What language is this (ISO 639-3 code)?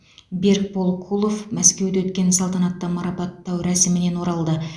kaz